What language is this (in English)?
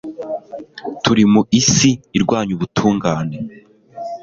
Kinyarwanda